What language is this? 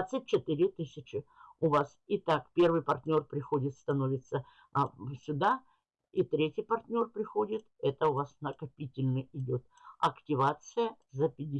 Russian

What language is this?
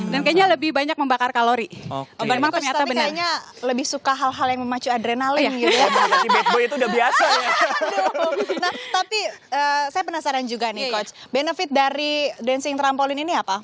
Indonesian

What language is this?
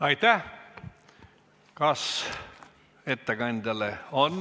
Estonian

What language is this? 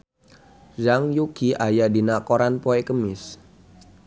Sundanese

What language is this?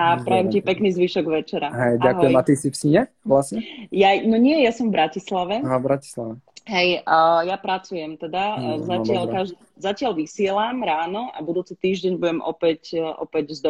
Slovak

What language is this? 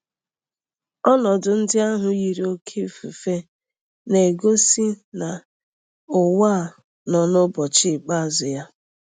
Igbo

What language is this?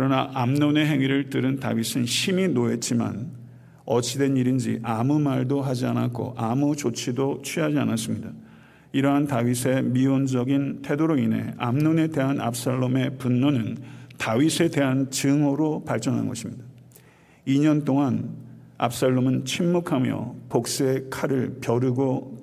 Korean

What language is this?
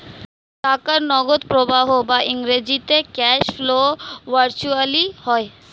Bangla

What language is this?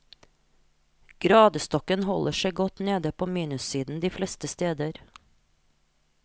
Norwegian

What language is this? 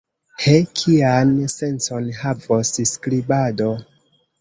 Esperanto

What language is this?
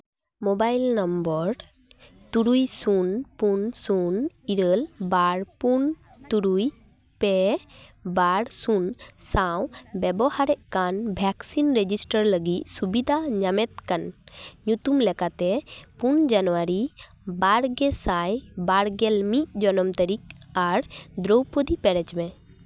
Santali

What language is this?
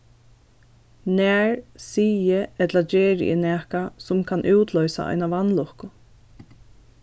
Faroese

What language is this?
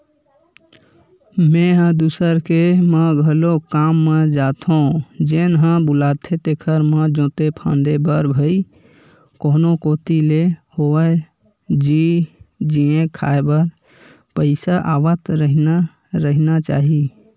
Chhattisgarhi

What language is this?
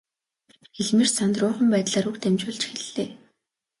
Mongolian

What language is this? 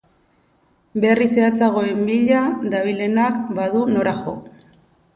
Basque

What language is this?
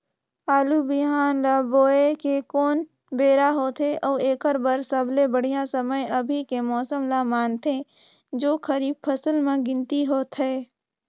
Chhattisgarhi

